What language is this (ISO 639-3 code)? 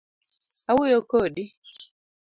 luo